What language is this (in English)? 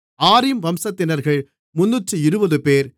Tamil